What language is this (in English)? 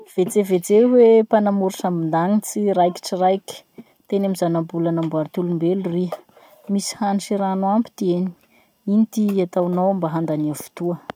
Masikoro Malagasy